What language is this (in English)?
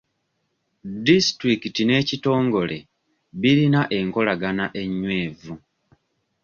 Ganda